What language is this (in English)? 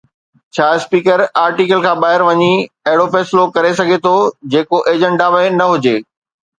Sindhi